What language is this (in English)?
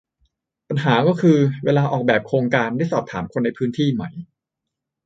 Thai